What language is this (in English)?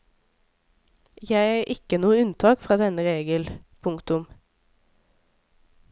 Norwegian